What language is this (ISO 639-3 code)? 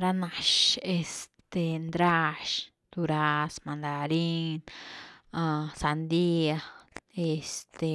ztu